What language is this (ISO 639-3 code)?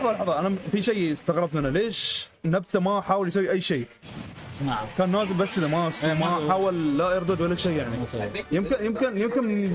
ara